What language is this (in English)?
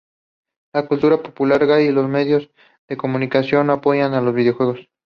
Spanish